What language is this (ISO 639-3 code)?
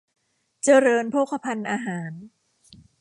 tha